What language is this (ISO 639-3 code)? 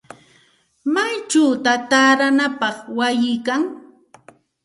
qxt